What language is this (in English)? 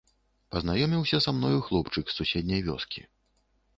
Belarusian